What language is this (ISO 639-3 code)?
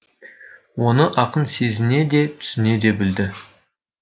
kaz